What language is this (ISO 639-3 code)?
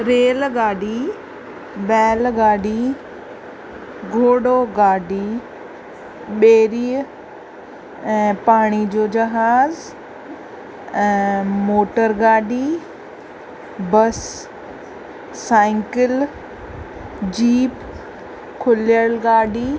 snd